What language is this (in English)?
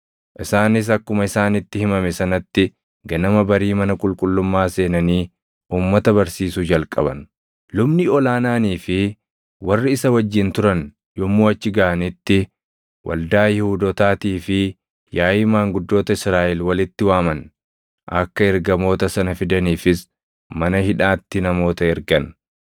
Oromo